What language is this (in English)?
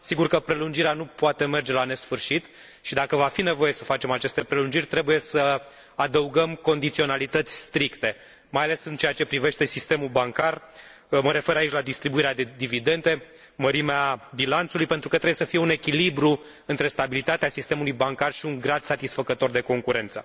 Romanian